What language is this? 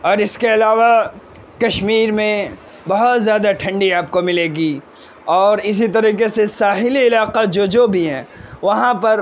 Urdu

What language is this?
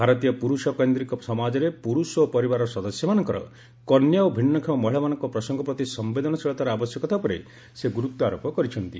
Odia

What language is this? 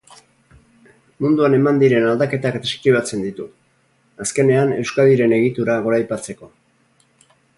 Basque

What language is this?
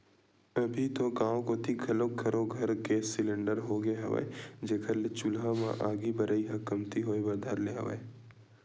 Chhattisgarhi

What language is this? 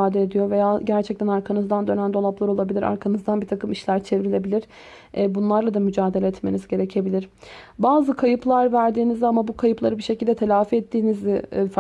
Turkish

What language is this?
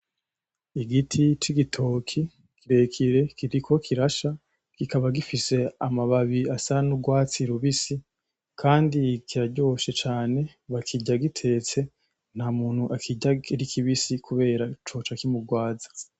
Rundi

